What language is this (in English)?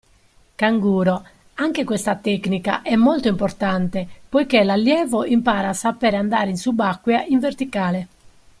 Italian